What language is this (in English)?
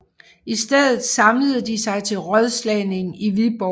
Danish